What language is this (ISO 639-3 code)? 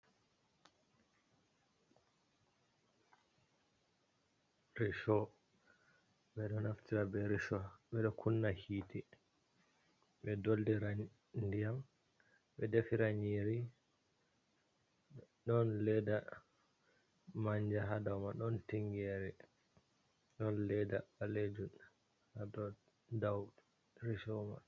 ful